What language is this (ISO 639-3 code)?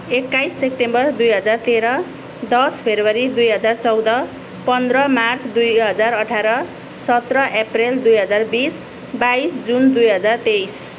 nep